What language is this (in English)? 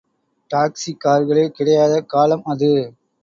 Tamil